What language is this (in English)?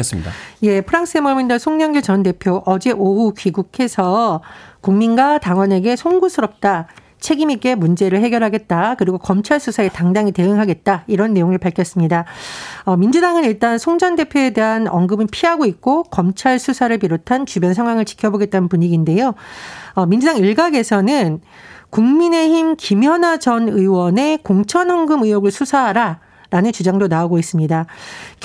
Korean